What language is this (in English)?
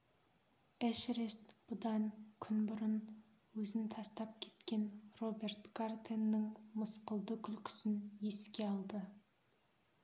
Kazakh